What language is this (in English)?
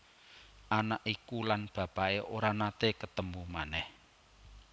Javanese